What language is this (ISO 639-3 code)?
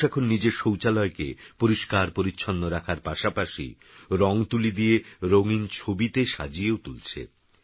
ben